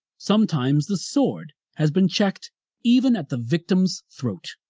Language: English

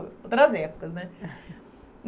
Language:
Portuguese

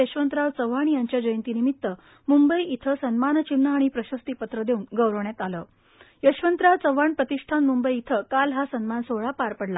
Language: Marathi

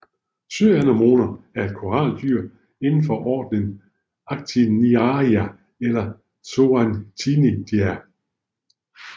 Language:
Danish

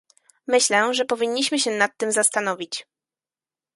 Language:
Polish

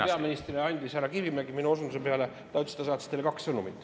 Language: Estonian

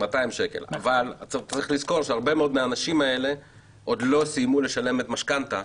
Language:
Hebrew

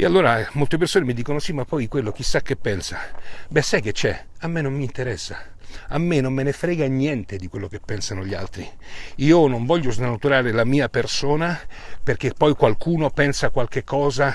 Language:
Italian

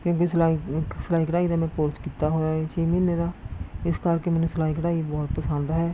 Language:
Punjabi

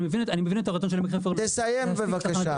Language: Hebrew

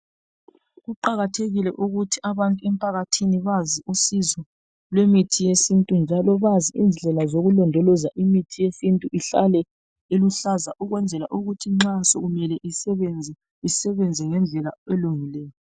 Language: North Ndebele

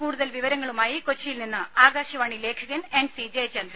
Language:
Malayalam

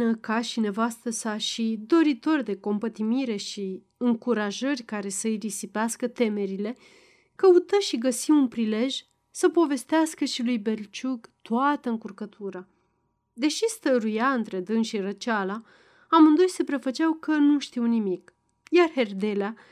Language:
Romanian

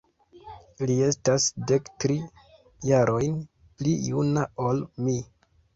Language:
Esperanto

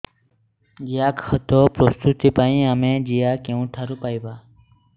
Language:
Odia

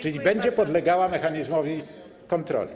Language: Polish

